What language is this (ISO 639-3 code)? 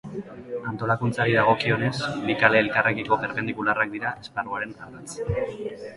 eus